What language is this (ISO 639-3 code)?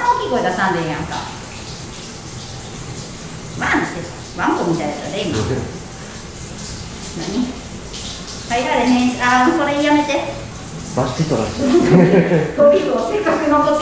jpn